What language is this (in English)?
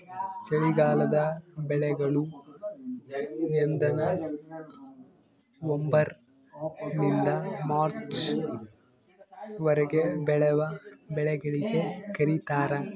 Kannada